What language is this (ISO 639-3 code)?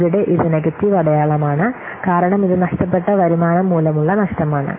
mal